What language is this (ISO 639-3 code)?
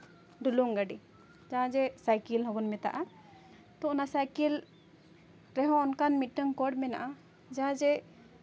sat